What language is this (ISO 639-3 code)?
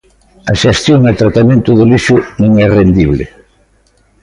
glg